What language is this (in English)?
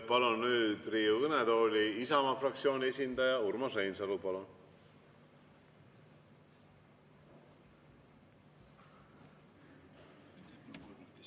Estonian